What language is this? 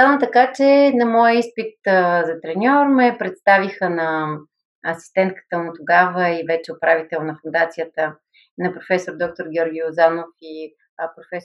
Bulgarian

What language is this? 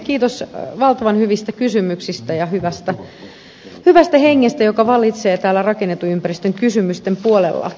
Finnish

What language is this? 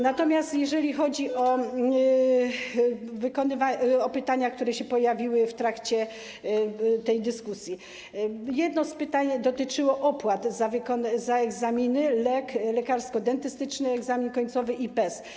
Polish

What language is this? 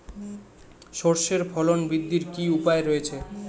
Bangla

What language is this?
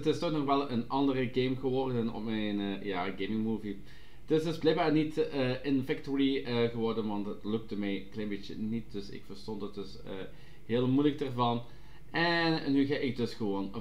Dutch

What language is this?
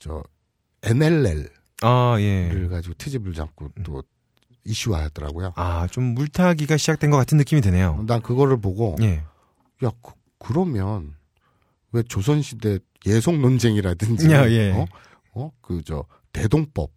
Korean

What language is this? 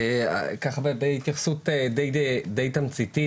Hebrew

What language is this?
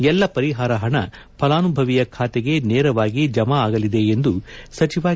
Kannada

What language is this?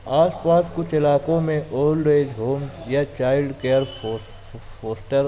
Urdu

